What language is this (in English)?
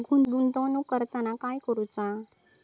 Marathi